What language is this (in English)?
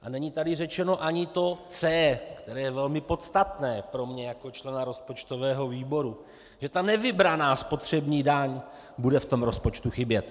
Czech